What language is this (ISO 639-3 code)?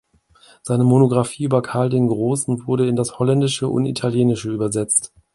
deu